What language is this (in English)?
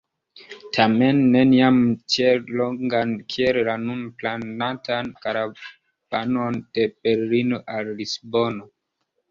Esperanto